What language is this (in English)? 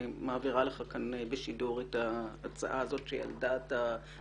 Hebrew